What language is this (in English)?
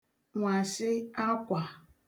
Igbo